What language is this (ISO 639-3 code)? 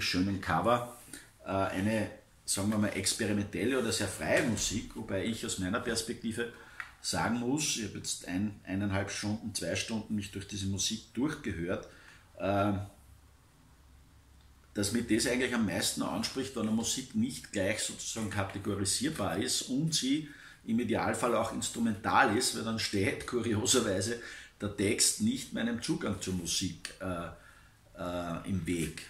deu